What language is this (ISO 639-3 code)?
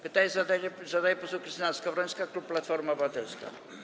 pol